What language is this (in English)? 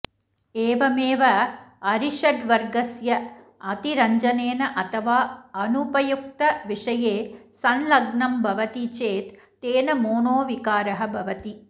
Sanskrit